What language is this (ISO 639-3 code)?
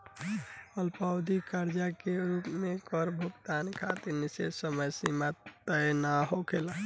bho